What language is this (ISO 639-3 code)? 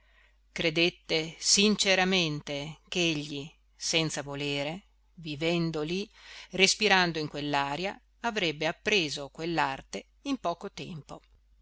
ita